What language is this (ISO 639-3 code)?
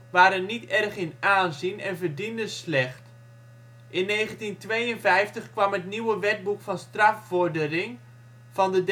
nld